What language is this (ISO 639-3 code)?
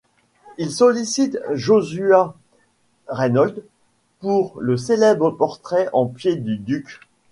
fra